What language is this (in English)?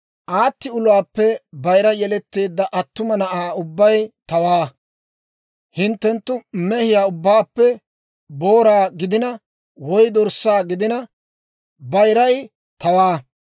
Dawro